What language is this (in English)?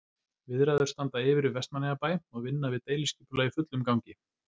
Icelandic